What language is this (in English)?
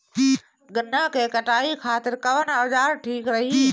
Bhojpuri